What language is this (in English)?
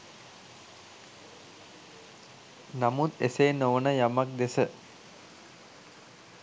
Sinhala